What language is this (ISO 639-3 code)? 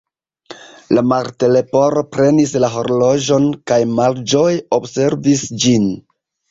epo